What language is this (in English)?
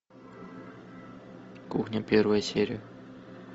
Russian